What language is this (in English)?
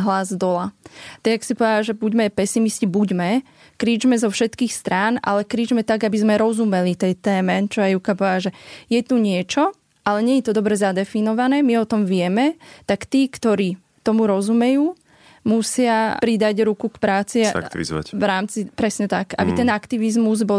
Slovak